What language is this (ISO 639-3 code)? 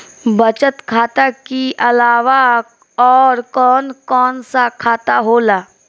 bho